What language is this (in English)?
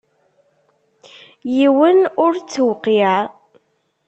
Kabyle